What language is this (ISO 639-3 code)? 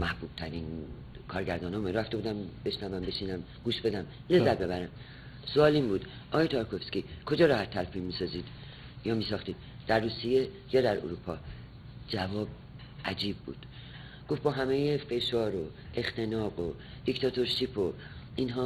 fas